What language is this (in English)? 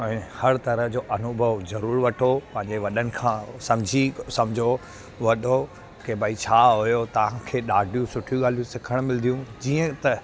Sindhi